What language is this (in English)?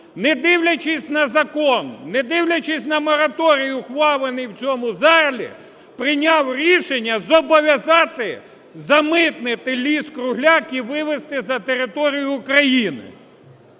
Ukrainian